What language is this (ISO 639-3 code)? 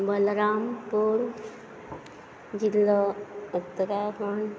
kok